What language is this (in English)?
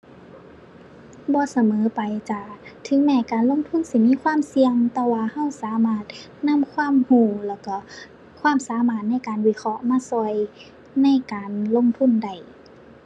Thai